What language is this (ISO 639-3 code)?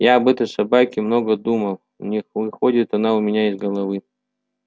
rus